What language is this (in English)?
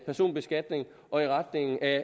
Danish